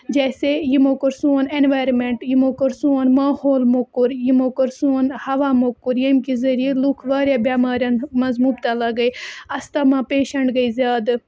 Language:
Kashmiri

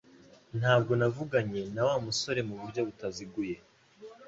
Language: Kinyarwanda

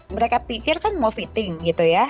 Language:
Indonesian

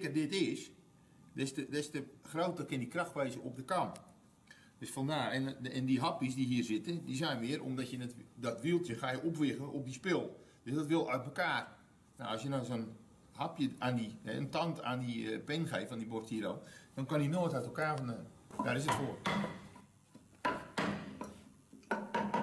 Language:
Dutch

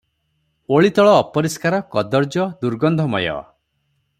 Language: Odia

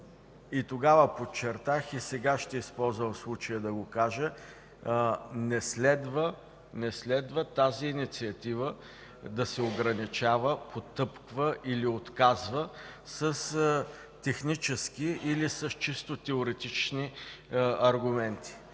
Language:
Bulgarian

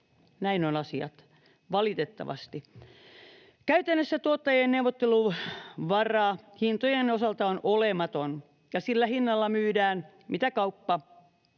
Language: Finnish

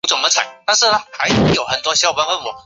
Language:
Chinese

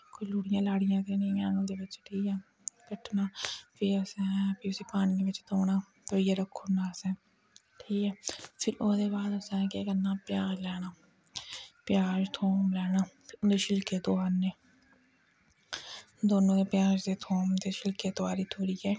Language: Dogri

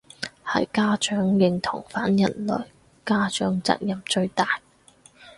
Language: Cantonese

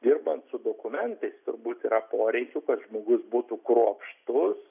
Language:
Lithuanian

